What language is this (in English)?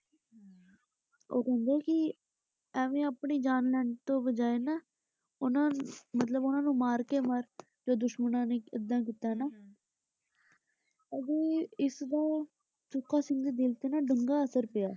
Punjabi